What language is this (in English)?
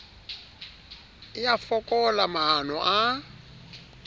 Southern Sotho